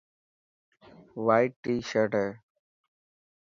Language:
Dhatki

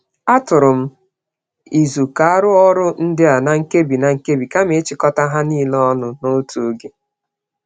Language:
Igbo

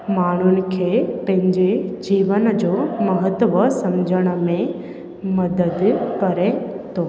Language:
Sindhi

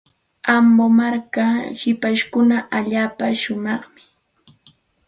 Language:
Santa Ana de Tusi Pasco Quechua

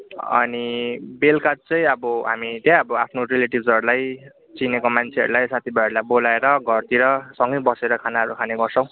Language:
Nepali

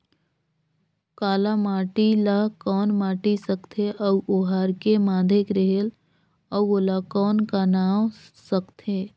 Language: Chhattisgarhi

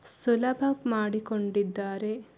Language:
Kannada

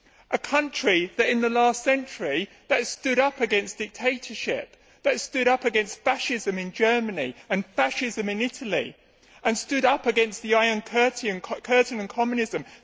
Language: English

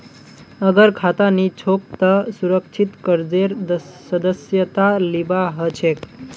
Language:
Magahi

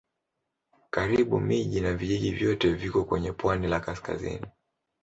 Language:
Swahili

